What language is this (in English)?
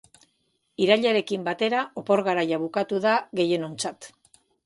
Basque